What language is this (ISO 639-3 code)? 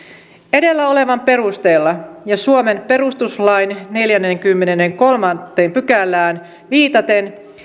fin